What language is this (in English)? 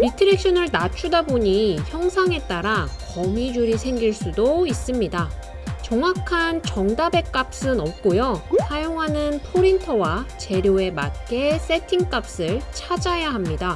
Korean